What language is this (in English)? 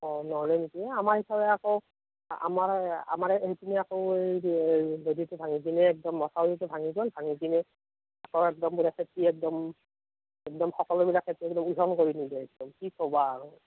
Assamese